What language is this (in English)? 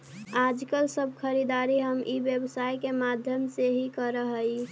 Magahi